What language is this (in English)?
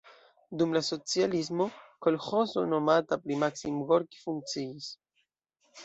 Esperanto